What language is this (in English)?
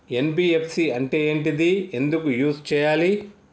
Telugu